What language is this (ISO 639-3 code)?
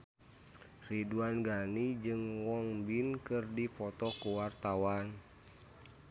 sun